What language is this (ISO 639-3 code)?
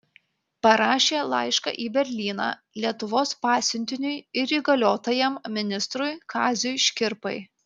lit